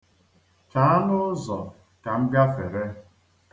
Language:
Igbo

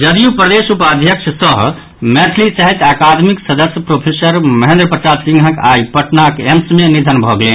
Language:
Maithili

